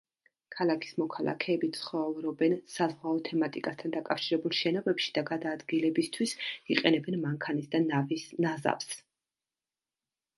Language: Georgian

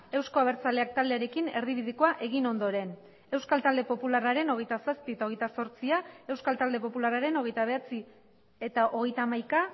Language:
Basque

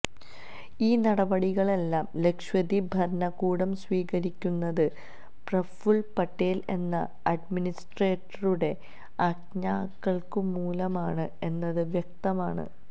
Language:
Malayalam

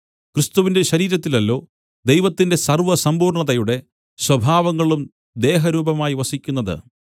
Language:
Malayalam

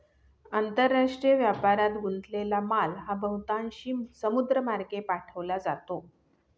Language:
Marathi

